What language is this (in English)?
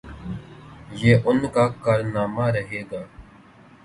Urdu